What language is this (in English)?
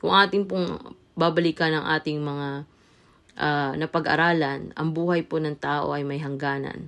Filipino